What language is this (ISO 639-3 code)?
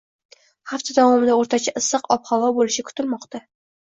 uzb